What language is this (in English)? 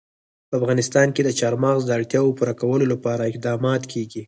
Pashto